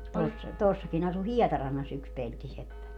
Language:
Finnish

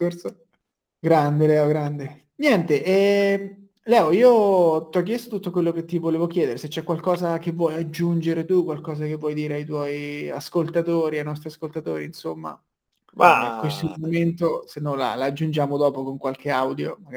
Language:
Italian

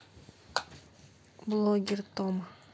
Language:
Russian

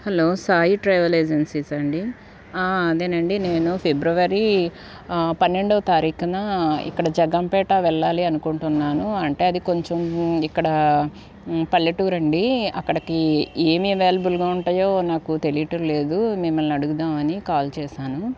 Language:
Telugu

